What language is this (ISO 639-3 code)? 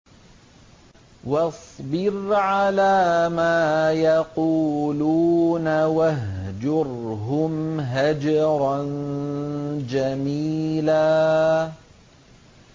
ara